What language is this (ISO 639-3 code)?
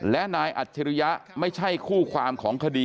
tha